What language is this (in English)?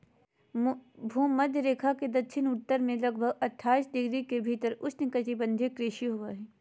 Magahi